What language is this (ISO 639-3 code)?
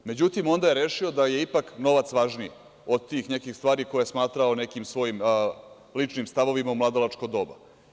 srp